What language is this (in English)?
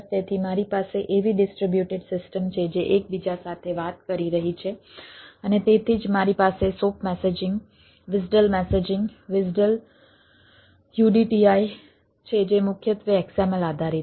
Gujarati